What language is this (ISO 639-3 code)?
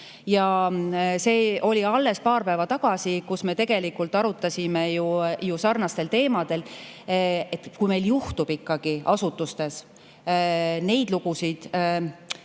est